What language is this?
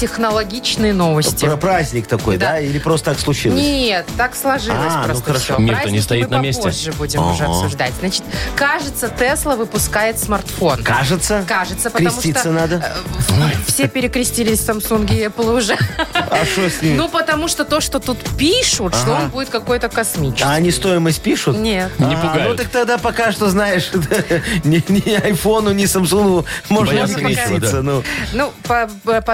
Russian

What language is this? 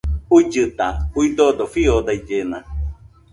Nüpode Huitoto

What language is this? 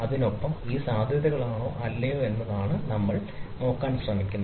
Malayalam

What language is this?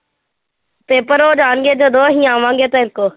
Punjabi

